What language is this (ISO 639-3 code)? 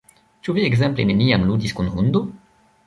epo